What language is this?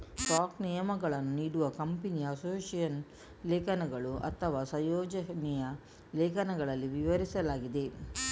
Kannada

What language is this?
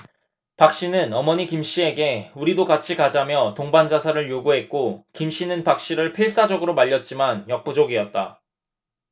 Korean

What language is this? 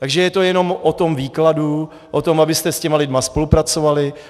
Czech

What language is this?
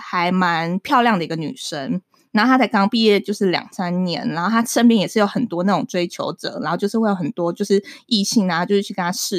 Chinese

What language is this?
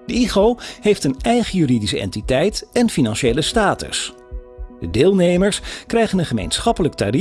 Dutch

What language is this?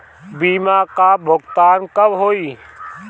Bhojpuri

